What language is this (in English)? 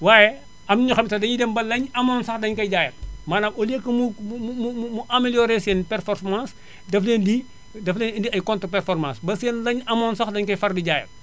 Wolof